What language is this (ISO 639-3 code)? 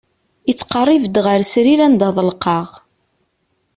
kab